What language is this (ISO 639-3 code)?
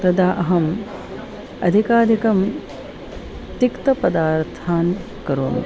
san